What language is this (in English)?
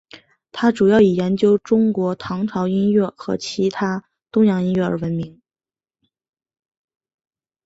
Chinese